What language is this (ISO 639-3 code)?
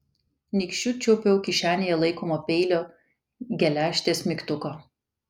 lit